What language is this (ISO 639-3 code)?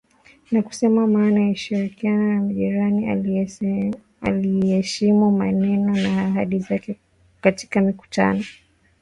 swa